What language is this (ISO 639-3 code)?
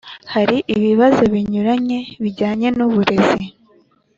kin